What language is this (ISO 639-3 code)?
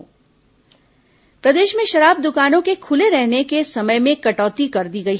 hin